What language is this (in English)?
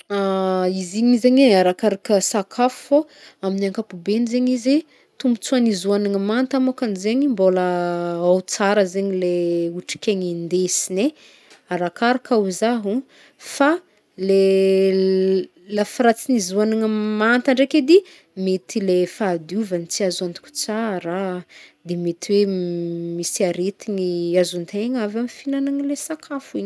Northern Betsimisaraka Malagasy